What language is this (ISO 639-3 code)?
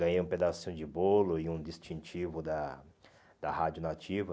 por